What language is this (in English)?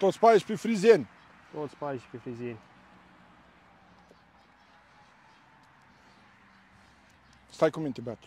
Romanian